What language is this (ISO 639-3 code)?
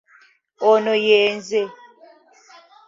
lug